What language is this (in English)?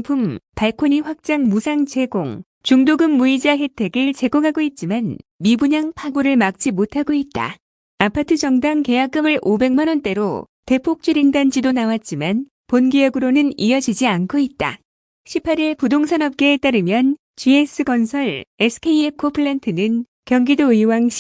Korean